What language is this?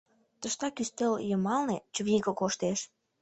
Mari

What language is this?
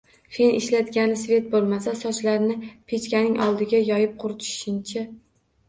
Uzbek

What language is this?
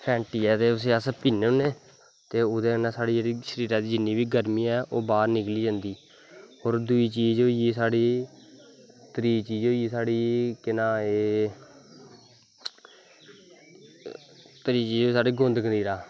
Dogri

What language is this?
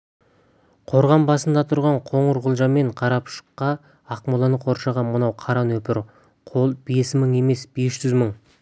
Kazakh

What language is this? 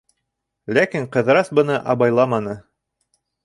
Bashkir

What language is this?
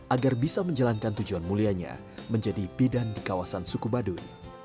Indonesian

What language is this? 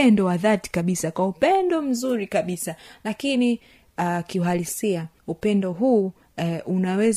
Swahili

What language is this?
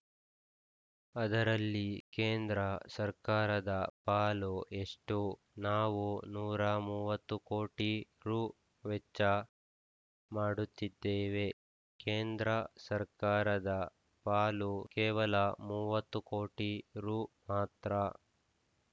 Kannada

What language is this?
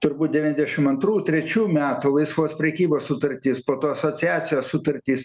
Lithuanian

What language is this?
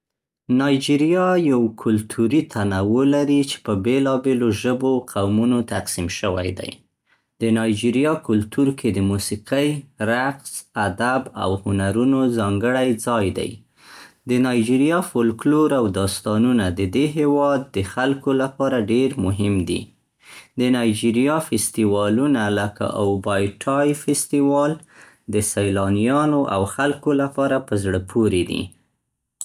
Central Pashto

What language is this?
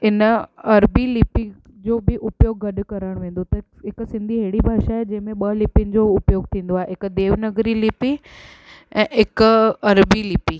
Sindhi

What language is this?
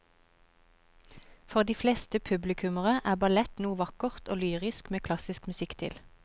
Norwegian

